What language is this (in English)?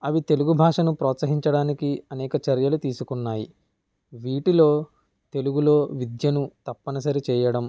Telugu